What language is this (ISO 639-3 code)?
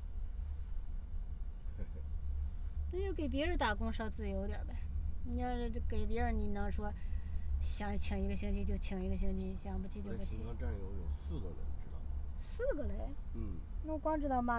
zho